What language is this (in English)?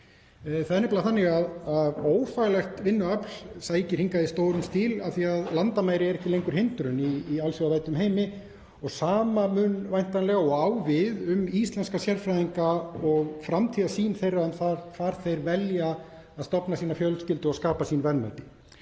Icelandic